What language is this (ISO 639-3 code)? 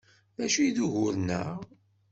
kab